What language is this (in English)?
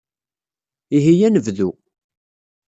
Kabyle